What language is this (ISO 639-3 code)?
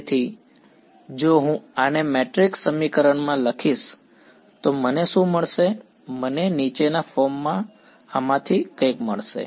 guj